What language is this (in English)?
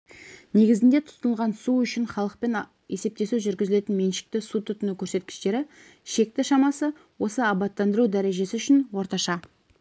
Kazakh